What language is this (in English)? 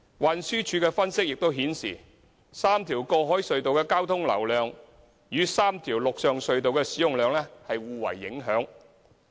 Cantonese